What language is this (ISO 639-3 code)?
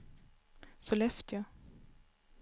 swe